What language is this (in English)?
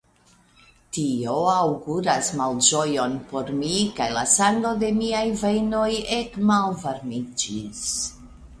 Esperanto